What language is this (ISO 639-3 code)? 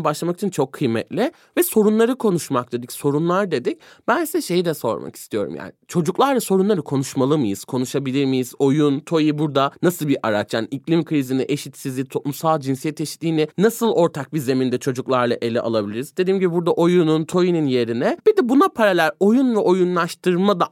tur